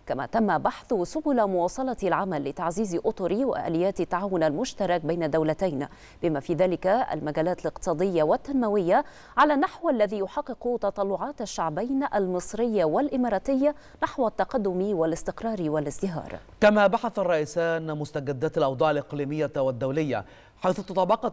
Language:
Arabic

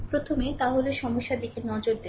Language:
Bangla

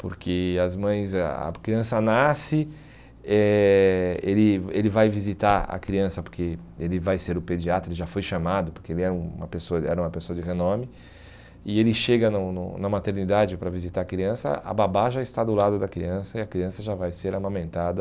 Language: Portuguese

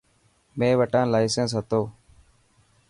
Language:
Dhatki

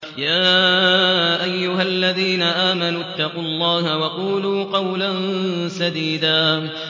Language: Arabic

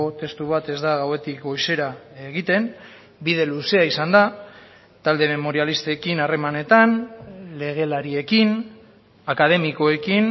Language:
Basque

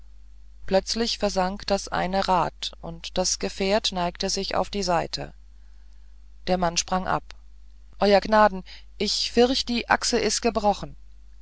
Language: German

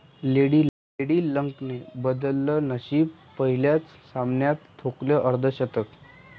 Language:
Marathi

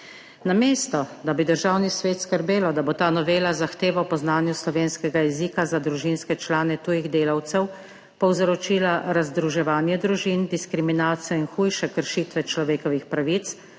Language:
Slovenian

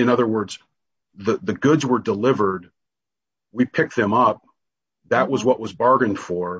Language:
English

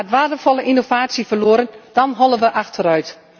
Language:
Dutch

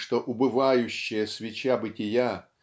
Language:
Russian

